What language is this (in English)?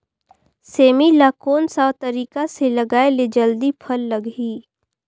Chhattisgarhi